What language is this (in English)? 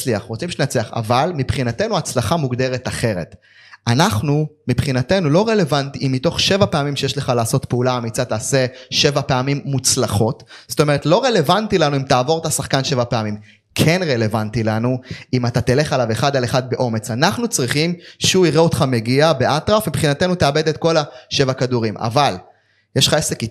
Hebrew